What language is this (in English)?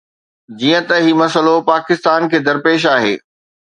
Sindhi